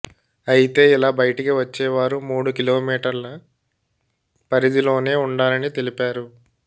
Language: Telugu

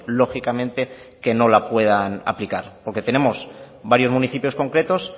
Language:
Spanish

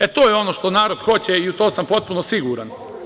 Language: Serbian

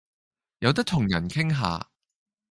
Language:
Cantonese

